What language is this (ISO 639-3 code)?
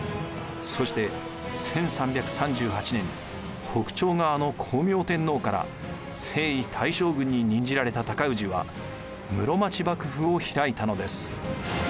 jpn